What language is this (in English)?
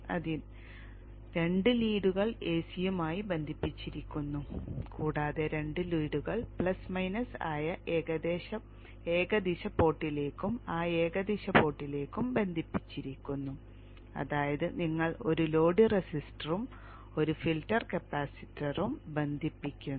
Malayalam